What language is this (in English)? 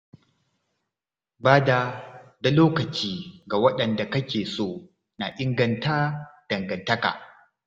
Hausa